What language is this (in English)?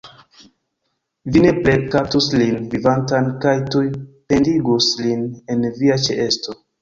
Esperanto